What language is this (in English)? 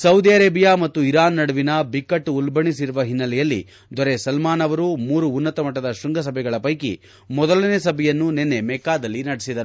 Kannada